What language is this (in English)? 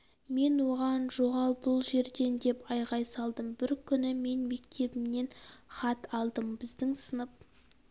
Kazakh